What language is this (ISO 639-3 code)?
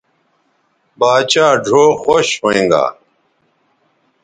btv